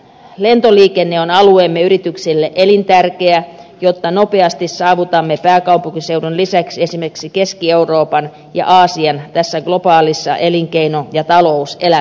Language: Finnish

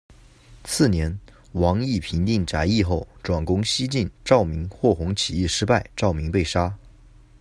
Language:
Chinese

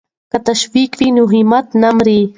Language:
Pashto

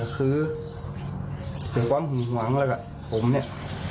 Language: Thai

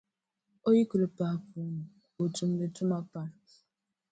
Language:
Dagbani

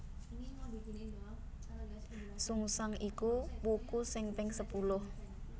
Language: Javanese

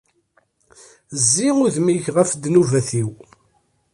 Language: Kabyle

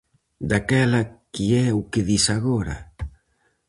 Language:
Galician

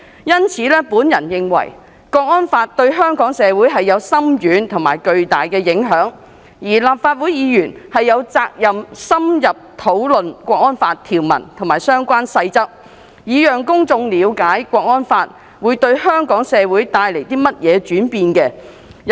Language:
Cantonese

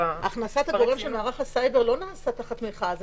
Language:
Hebrew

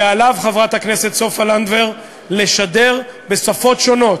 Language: Hebrew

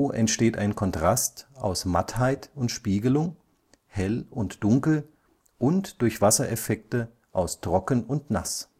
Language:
German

